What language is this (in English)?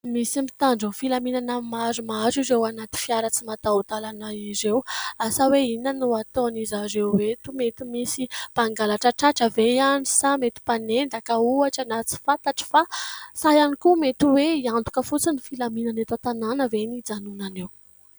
Malagasy